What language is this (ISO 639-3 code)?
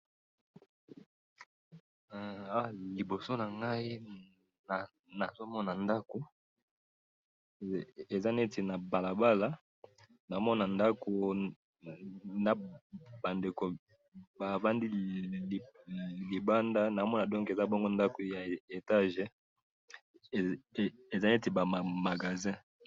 lin